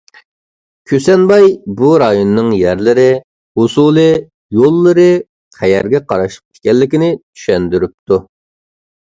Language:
Uyghur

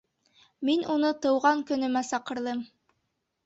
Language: Bashkir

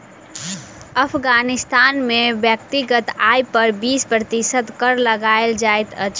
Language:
Maithili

